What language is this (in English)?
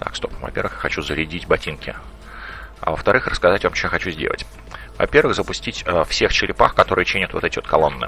Russian